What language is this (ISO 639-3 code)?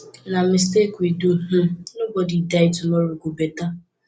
pcm